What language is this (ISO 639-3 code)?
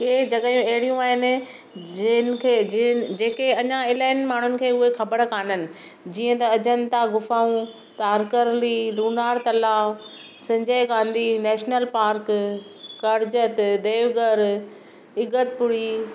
snd